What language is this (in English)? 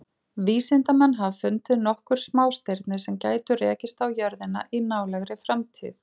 Icelandic